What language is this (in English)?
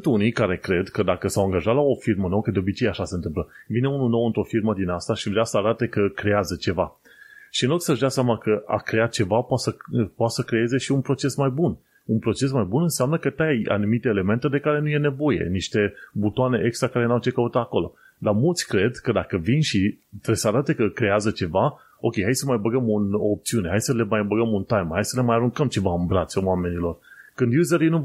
Romanian